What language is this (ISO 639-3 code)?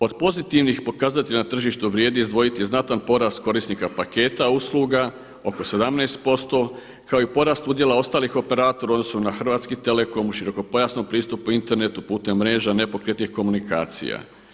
hrv